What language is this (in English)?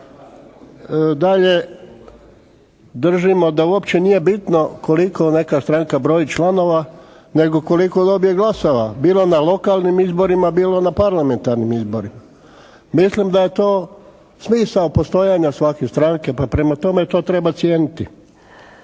Croatian